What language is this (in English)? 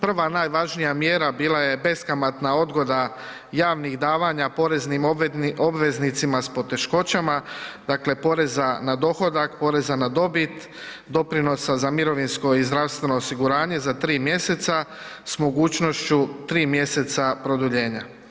Croatian